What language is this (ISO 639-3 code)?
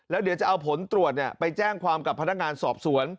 tha